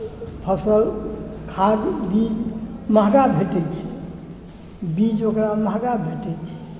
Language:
Maithili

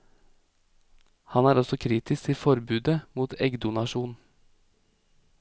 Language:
Norwegian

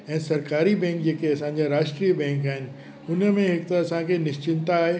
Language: Sindhi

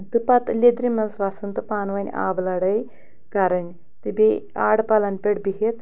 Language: Kashmiri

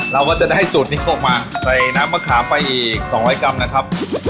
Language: Thai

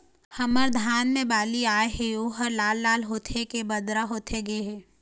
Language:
Chhattisgarhi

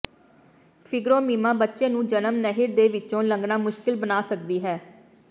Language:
Punjabi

